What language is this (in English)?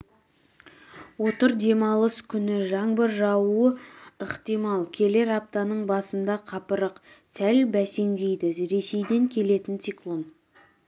Kazakh